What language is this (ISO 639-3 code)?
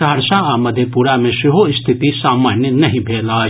mai